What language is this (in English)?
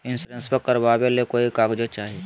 Magahi